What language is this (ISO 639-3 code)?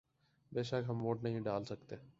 urd